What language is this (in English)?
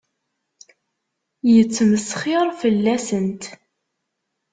Kabyle